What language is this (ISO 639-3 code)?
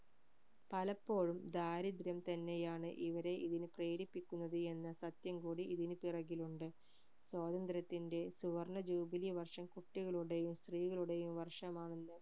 mal